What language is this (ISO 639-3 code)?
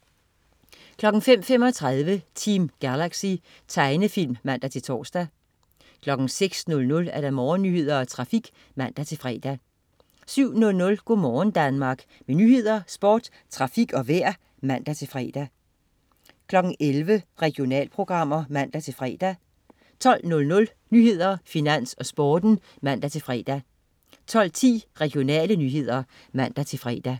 dan